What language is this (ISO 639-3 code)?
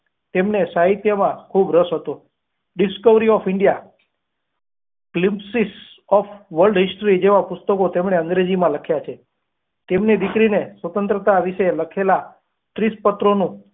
guj